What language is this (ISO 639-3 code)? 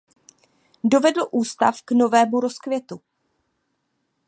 ces